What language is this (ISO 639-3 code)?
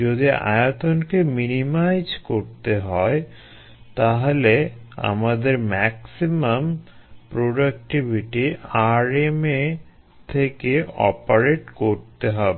ben